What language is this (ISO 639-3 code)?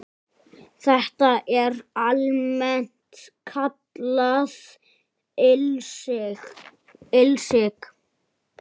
isl